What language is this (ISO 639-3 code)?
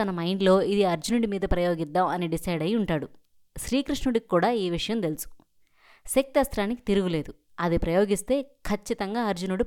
tel